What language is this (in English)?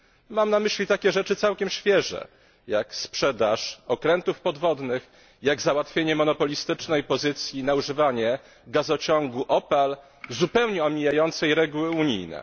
Polish